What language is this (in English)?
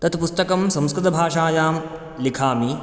Sanskrit